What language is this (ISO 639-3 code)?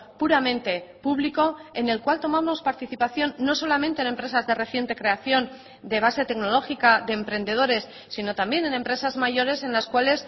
spa